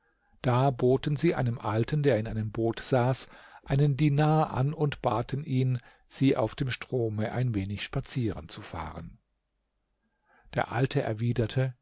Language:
German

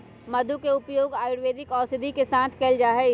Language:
Magahi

